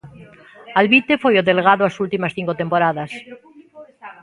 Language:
Galician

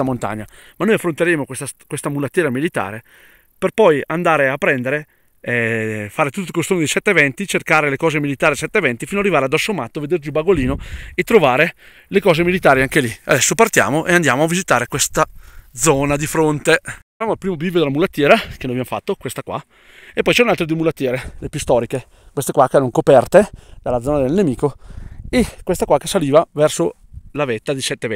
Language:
Italian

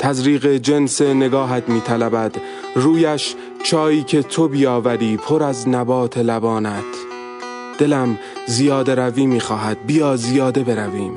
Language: Persian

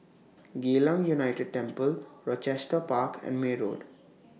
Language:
English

